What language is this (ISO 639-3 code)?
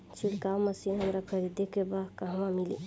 bho